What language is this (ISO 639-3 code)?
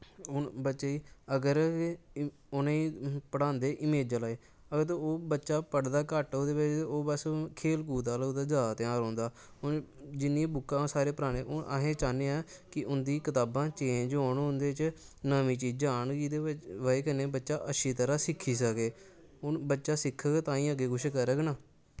doi